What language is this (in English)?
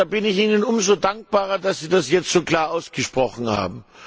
German